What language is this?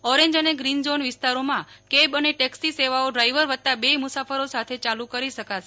Gujarati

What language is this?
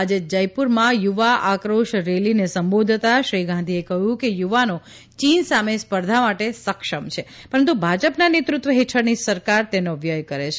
Gujarati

